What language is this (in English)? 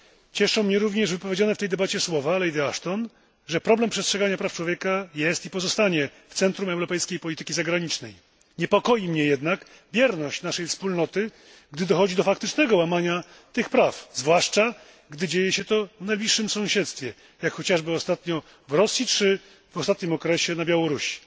Polish